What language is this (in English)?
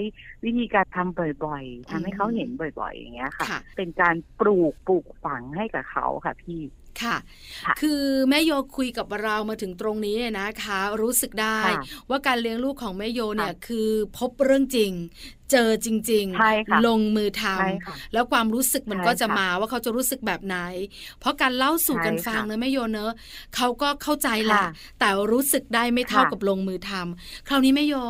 Thai